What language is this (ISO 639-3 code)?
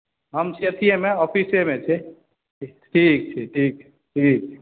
mai